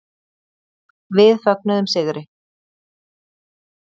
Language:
Icelandic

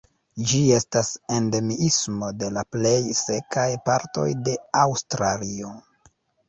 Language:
Esperanto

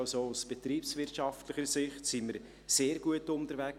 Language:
Swiss German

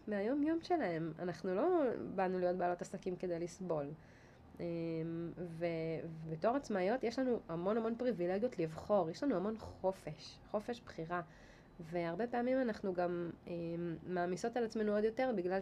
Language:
Hebrew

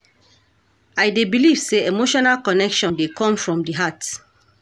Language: Nigerian Pidgin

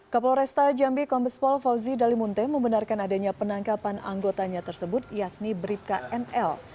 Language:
Indonesian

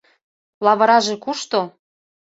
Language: Mari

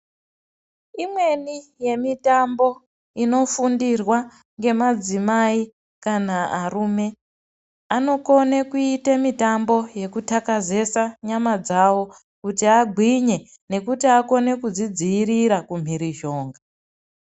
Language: Ndau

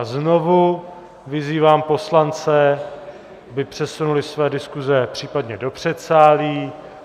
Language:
Czech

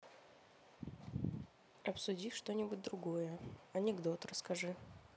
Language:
Russian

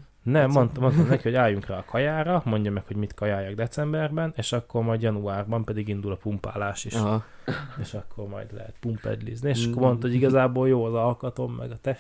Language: Hungarian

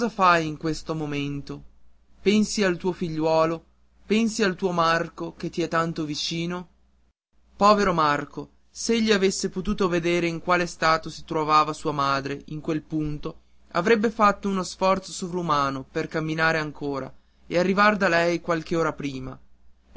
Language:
Italian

